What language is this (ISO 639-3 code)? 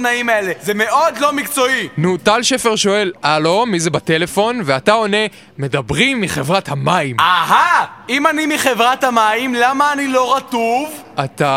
heb